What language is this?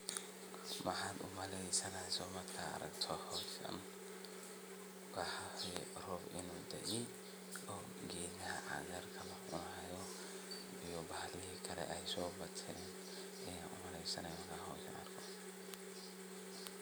Somali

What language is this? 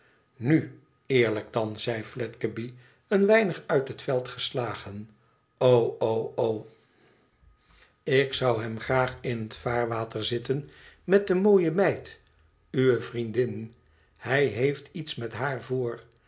Dutch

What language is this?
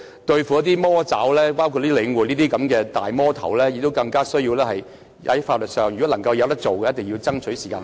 Cantonese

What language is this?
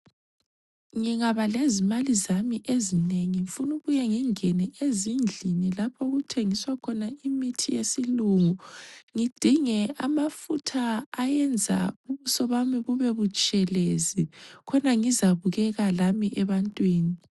North Ndebele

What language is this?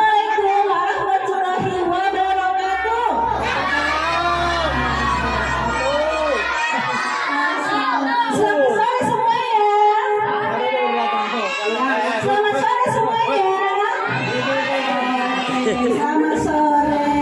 Indonesian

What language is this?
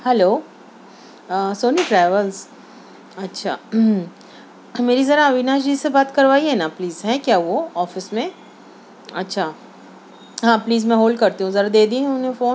Urdu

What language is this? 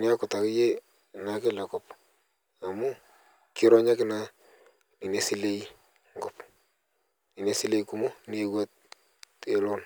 Masai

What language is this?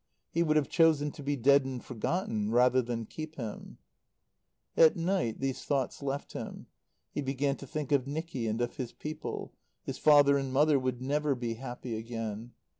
English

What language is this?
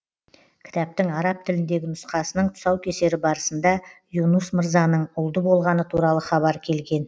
Kazakh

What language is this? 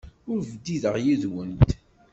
Kabyle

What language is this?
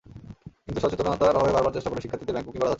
Bangla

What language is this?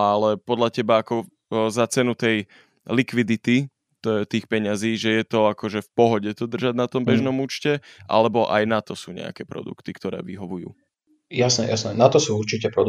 Slovak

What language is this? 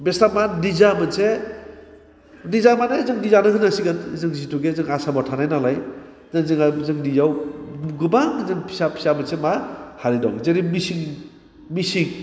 Bodo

